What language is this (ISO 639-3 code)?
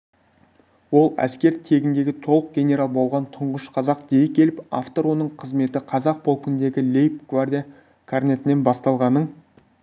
kaz